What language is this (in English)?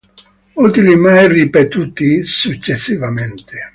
Italian